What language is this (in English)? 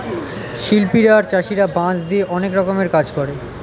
Bangla